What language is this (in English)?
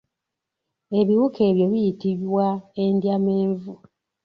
Ganda